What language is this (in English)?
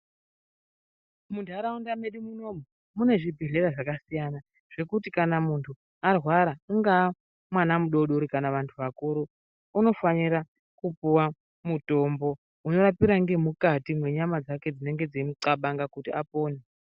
Ndau